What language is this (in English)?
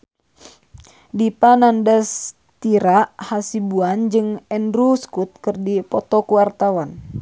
Sundanese